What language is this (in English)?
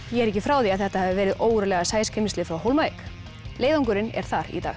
Icelandic